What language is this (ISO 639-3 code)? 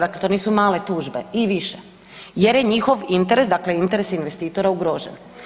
hrv